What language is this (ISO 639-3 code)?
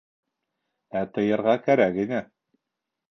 bak